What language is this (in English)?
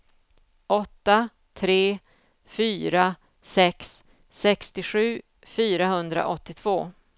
Swedish